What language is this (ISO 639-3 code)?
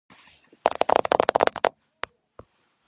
kat